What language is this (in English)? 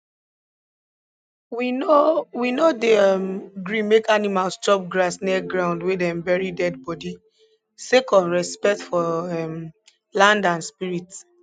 Nigerian Pidgin